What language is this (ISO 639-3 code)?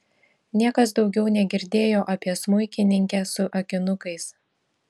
lit